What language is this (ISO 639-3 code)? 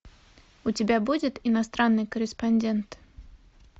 rus